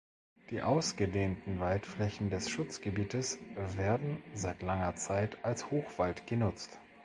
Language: German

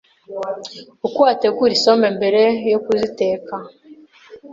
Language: Kinyarwanda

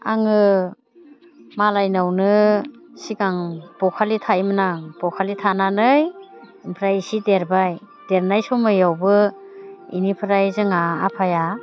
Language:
Bodo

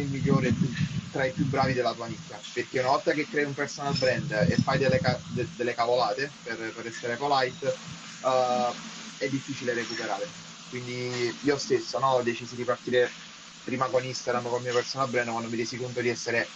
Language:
Italian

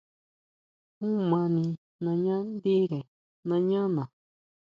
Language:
Huautla Mazatec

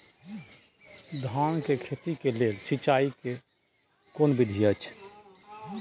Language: Maithili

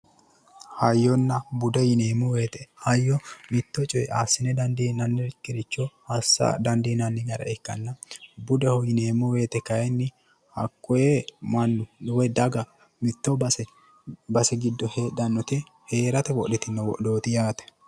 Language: Sidamo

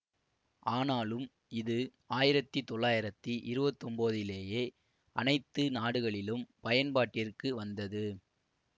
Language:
Tamil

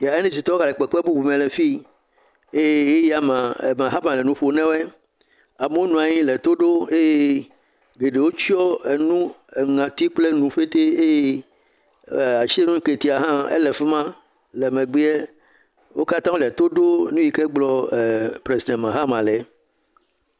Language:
Ewe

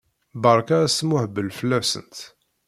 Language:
Kabyle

